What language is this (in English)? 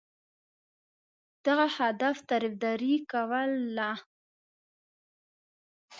Pashto